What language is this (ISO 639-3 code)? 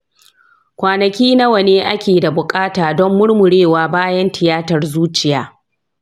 hau